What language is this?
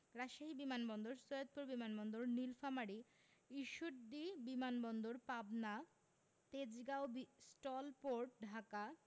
Bangla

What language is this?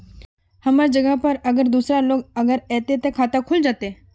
Magahi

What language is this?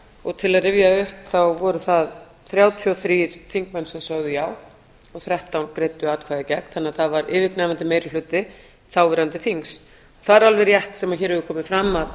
Icelandic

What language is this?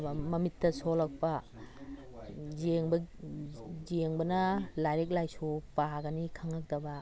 Manipuri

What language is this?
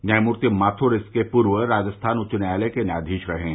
Hindi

